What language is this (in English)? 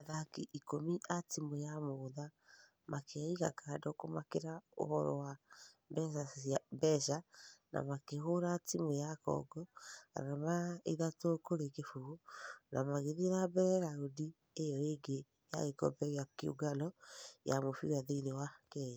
Kikuyu